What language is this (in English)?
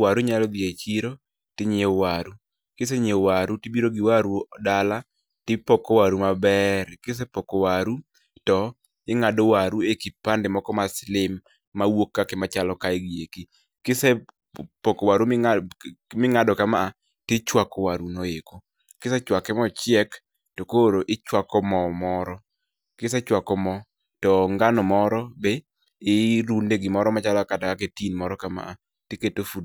Luo (Kenya and Tanzania)